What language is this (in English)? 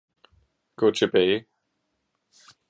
Danish